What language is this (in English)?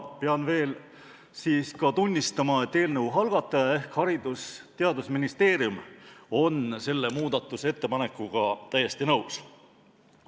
Estonian